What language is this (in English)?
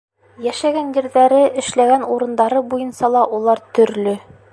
Bashkir